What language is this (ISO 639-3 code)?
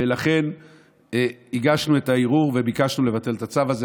heb